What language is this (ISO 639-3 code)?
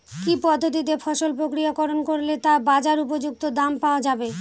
ben